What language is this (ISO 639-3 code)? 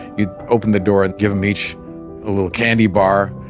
eng